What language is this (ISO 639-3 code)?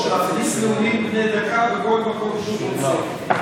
heb